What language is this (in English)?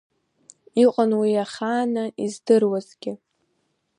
Abkhazian